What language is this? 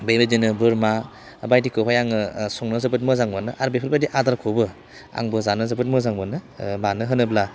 Bodo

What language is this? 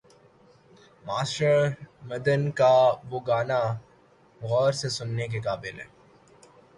Urdu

